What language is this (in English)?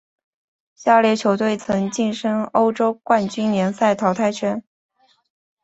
Chinese